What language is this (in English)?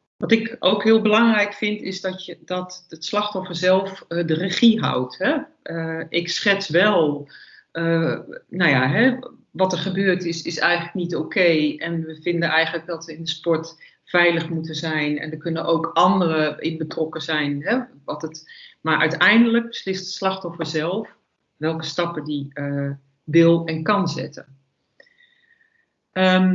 Dutch